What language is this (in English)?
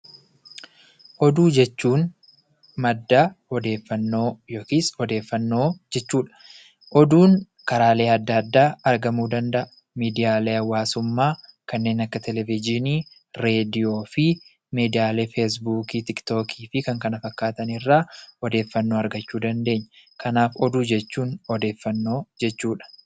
Oromo